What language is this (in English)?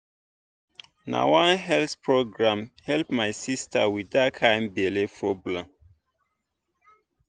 Nigerian Pidgin